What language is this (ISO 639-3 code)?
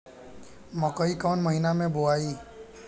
bho